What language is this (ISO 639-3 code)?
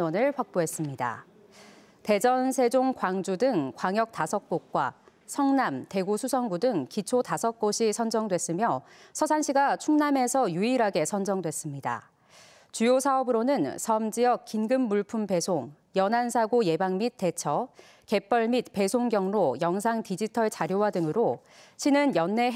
kor